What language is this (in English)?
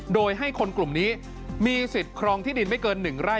Thai